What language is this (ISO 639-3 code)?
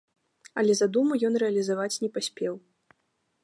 bel